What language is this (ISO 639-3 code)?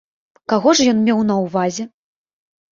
bel